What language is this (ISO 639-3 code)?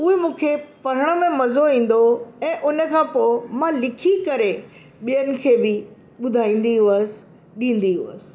snd